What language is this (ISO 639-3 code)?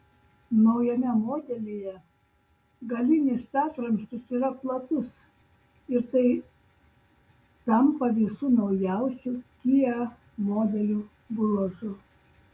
lit